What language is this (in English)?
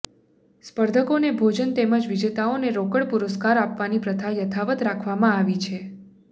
Gujarati